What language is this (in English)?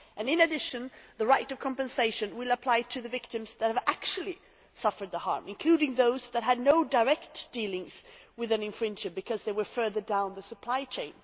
English